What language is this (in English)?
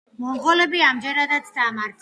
Georgian